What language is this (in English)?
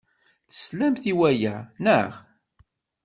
Kabyle